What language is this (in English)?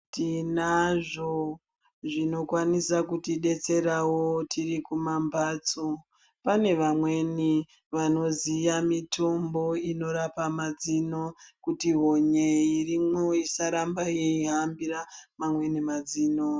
Ndau